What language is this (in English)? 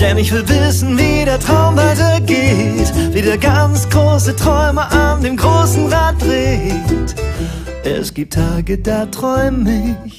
German